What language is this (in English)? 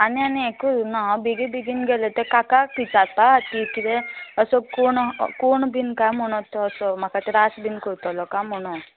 Konkani